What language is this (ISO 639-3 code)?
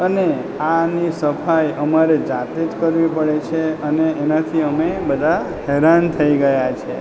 guj